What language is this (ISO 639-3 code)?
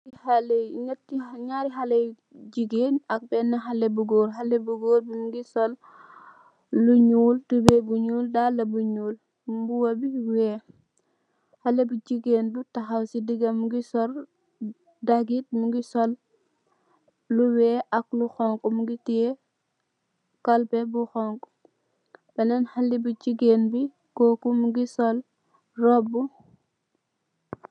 wol